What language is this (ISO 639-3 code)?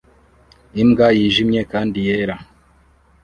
kin